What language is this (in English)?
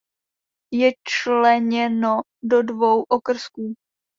Czech